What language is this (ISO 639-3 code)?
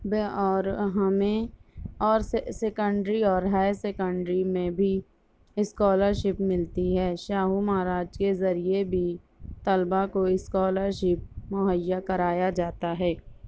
urd